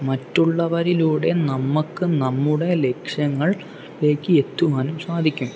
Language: Malayalam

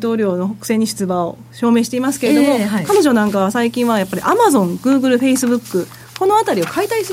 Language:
Japanese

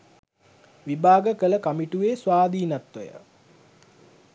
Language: Sinhala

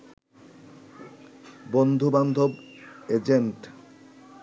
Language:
Bangla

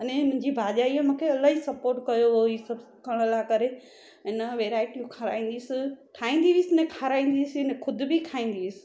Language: Sindhi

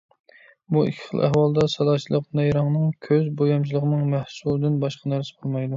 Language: Uyghur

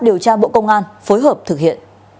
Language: Vietnamese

